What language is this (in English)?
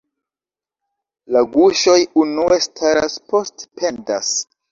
Esperanto